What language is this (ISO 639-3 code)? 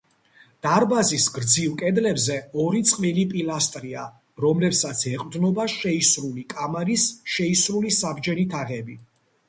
kat